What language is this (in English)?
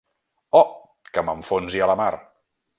Catalan